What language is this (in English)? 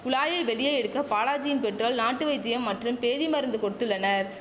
Tamil